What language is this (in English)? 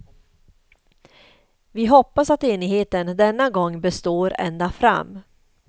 Swedish